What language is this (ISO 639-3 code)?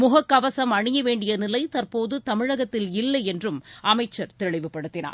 tam